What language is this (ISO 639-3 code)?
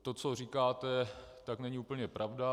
ces